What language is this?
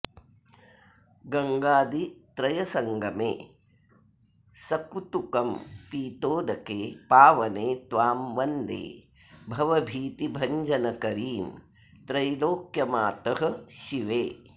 Sanskrit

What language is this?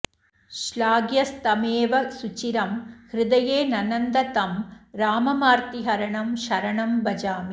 Sanskrit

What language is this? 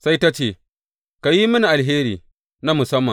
Hausa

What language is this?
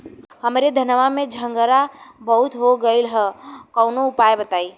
Bhojpuri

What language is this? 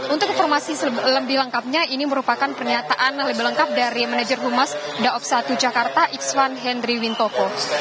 Indonesian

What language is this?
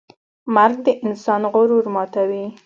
Pashto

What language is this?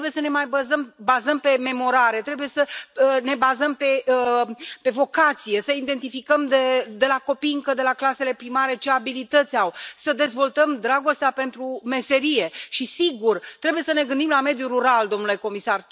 Romanian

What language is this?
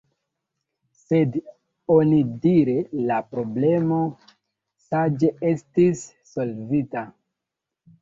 Esperanto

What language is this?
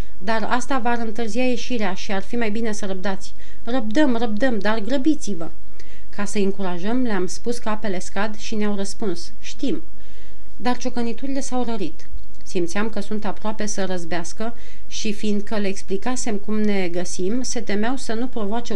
Romanian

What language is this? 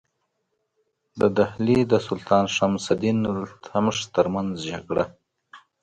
Pashto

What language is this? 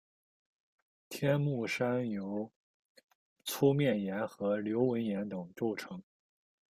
Chinese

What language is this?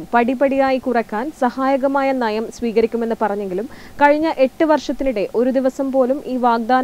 Malayalam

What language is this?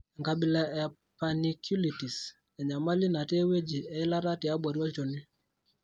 Masai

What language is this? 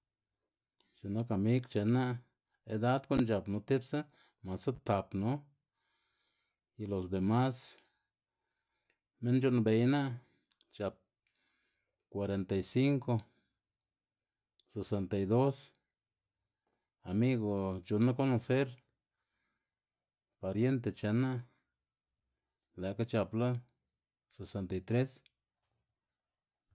Xanaguía Zapotec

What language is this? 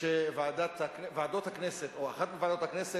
Hebrew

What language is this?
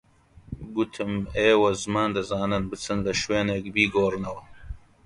Central Kurdish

